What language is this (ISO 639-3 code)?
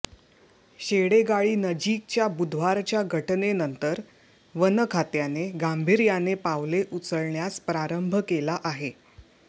mar